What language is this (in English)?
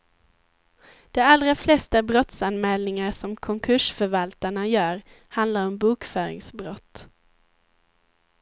Swedish